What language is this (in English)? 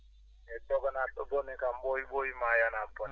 Fula